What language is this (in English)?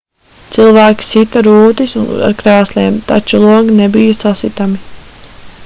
Latvian